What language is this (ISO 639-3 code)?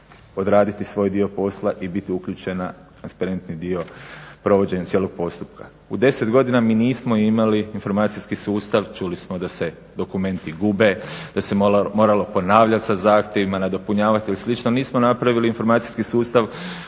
hrv